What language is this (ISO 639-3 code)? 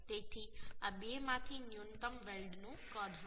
guj